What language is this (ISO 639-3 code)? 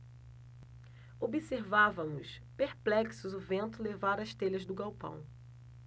por